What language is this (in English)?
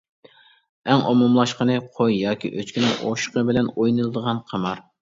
Uyghur